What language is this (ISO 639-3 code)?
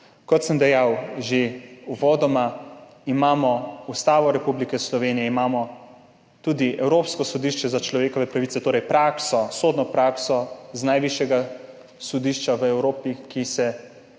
slv